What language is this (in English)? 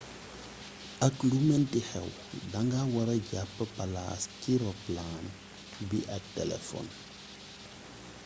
Wolof